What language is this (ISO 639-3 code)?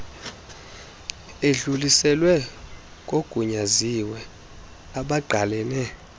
xho